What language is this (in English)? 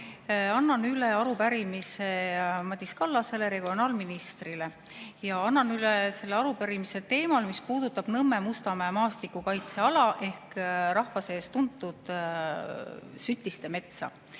Estonian